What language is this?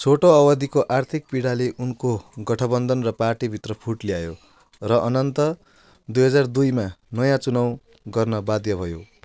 Nepali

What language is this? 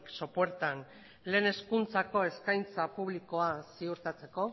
Basque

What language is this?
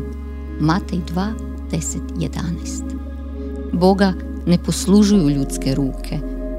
Croatian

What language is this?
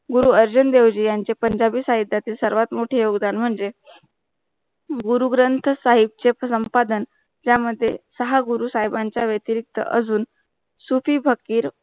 Marathi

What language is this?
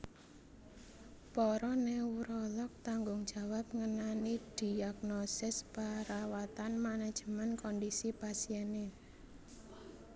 Javanese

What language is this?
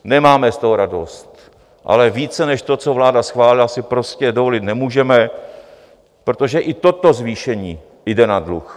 Czech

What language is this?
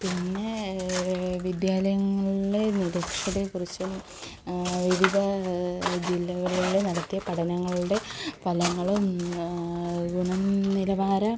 Malayalam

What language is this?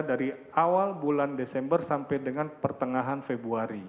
Indonesian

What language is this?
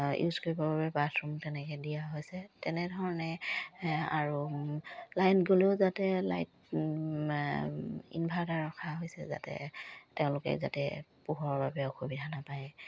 Assamese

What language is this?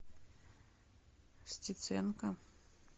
Russian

